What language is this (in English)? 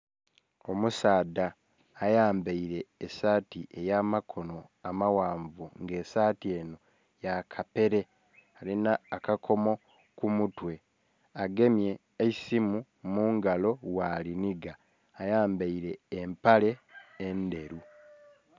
Soga